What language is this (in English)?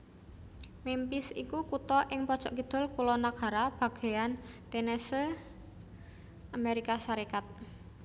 Javanese